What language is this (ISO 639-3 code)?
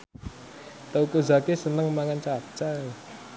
jav